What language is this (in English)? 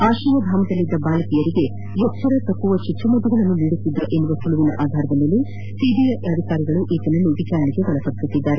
Kannada